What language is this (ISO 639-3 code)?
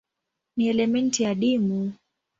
swa